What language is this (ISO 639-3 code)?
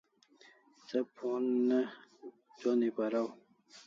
kls